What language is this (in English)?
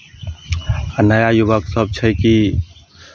Maithili